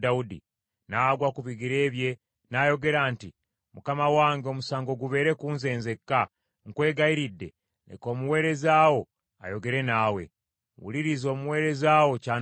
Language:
Ganda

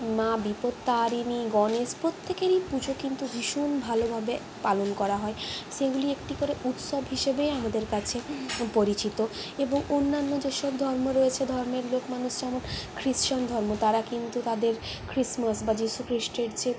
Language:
Bangla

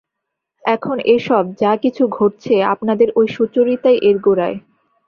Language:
Bangla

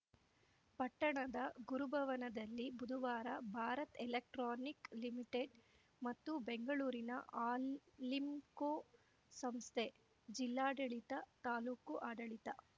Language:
Kannada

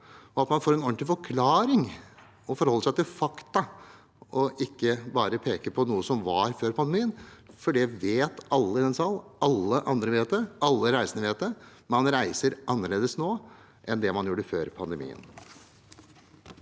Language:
Norwegian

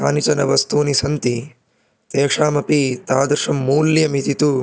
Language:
Sanskrit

